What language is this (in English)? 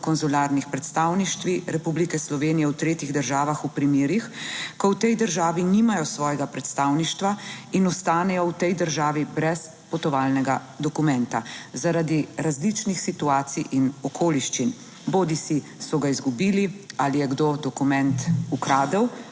Slovenian